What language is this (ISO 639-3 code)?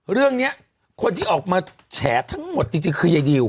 tha